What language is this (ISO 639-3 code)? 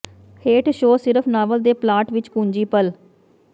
pan